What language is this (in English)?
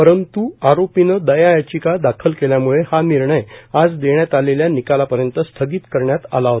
Marathi